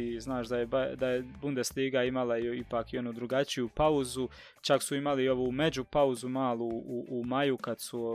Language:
Croatian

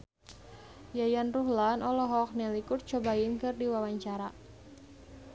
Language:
Sundanese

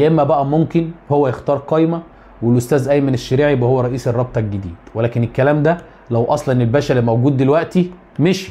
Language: Arabic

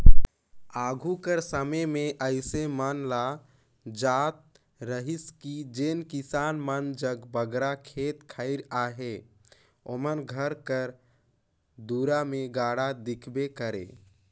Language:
Chhattisgarhi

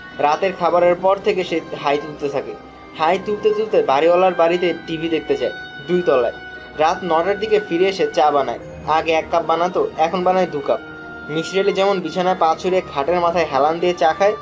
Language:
Bangla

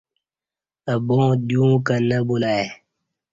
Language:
Kati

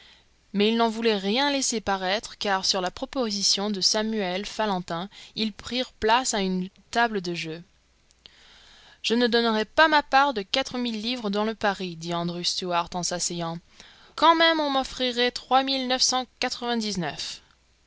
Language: French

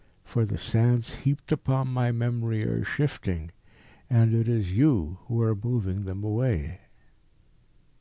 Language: English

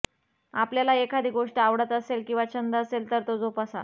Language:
Marathi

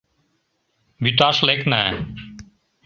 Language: Mari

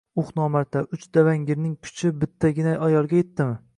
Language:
Uzbek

